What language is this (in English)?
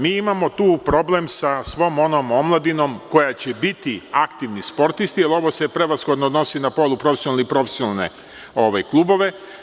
Serbian